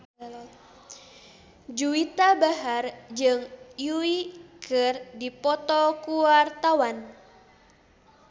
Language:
Sundanese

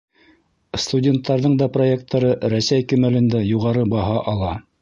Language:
Bashkir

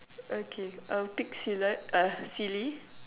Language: English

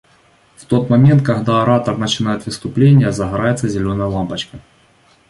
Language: Russian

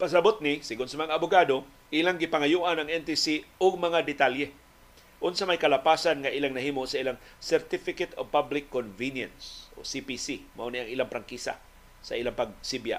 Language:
Filipino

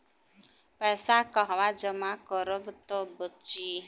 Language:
Bhojpuri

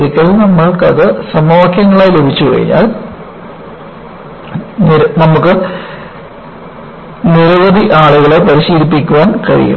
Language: Malayalam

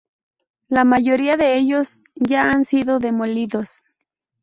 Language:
Spanish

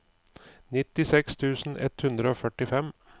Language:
Norwegian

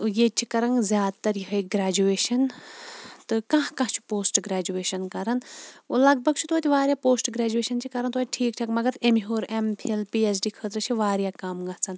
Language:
Kashmiri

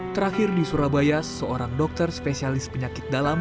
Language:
Indonesian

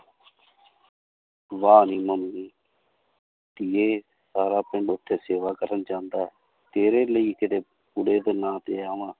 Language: Punjabi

